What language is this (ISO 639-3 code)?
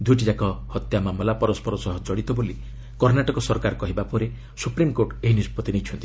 ori